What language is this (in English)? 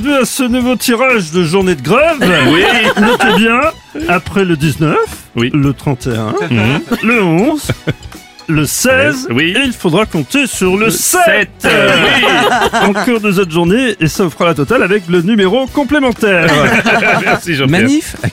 French